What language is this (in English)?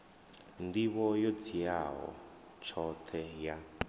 Venda